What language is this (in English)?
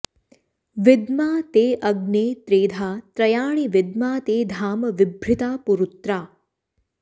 Sanskrit